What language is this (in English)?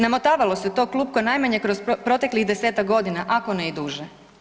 Croatian